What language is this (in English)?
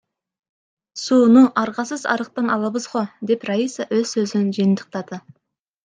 Kyrgyz